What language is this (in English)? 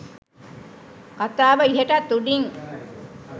Sinhala